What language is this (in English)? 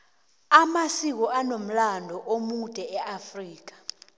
South Ndebele